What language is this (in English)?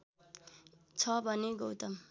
Nepali